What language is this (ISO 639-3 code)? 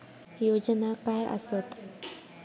mar